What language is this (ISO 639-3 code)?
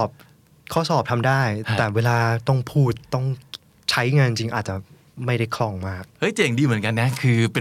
tha